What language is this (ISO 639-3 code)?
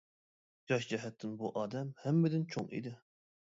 uig